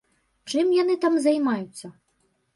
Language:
Belarusian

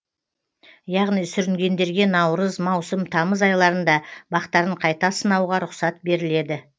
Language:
Kazakh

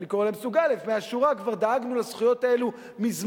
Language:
Hebrew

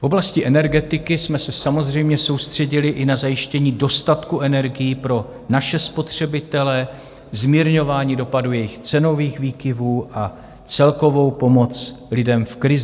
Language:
Czech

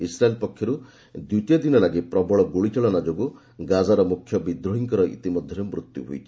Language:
Odia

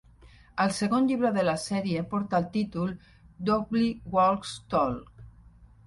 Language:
Catalan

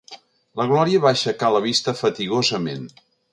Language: Catalan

